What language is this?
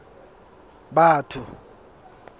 Southern Sotho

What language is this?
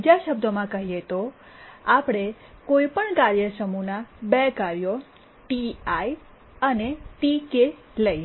Gujarati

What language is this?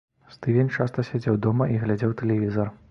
Belarusian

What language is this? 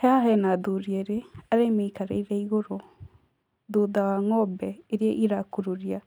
Kikuyu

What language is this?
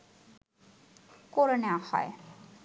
Bangla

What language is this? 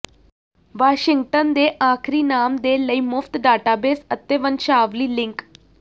Punjabi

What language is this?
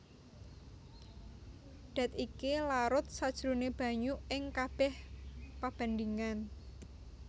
Javanese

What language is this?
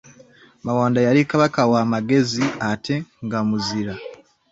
Ganda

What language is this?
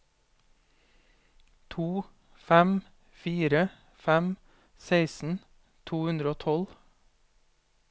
Norwegian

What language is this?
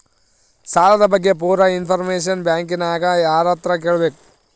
Kannada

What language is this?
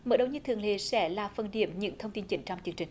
Vietnamese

